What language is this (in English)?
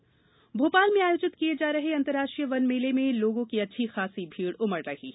Hindi